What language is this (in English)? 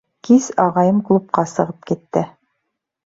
Bashkir